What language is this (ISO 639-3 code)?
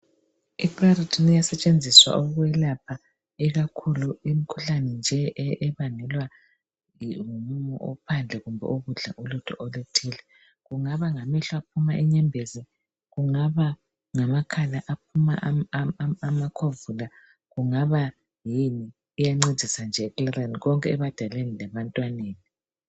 nde